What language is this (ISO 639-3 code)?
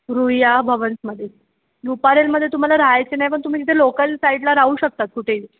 mar